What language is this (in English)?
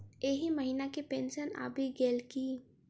Maithili